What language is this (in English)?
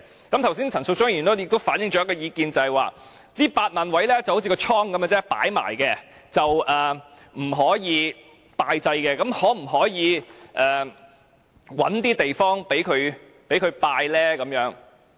Cantonese